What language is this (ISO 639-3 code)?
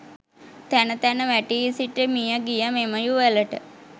sin